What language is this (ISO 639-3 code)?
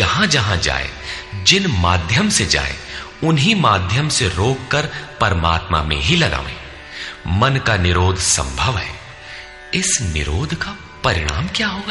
hin